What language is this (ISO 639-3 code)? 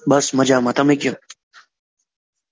guj